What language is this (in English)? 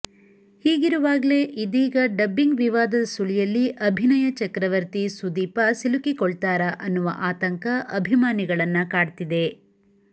Kannada